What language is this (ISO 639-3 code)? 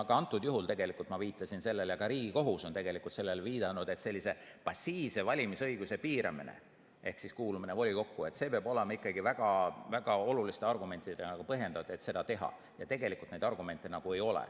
est